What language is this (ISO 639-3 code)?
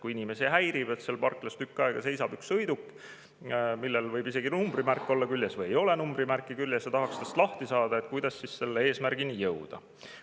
est